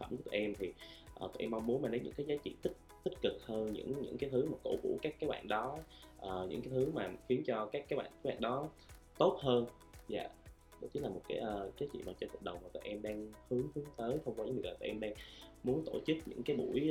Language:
Vietnamese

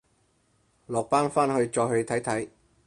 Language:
Cantonese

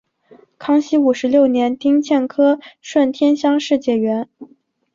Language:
Chinese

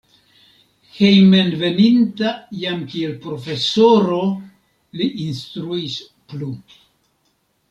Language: Esperanto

